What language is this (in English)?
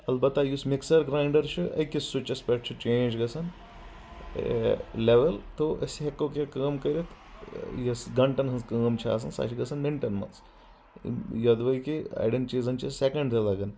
Kashmiri